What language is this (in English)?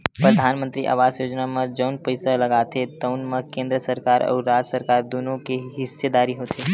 Chhattisgarhi